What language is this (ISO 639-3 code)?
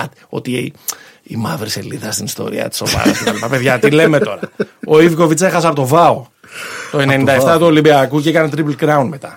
ell